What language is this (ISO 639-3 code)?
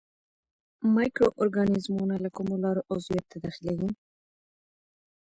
pus